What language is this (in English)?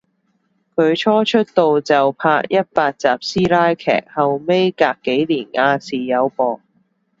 Cantonese